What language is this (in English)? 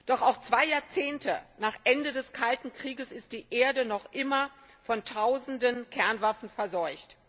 German